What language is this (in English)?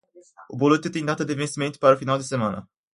Portuguese